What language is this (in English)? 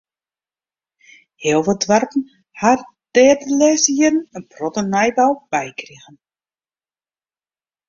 Western Frisian